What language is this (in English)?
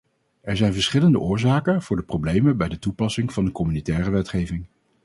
Dutch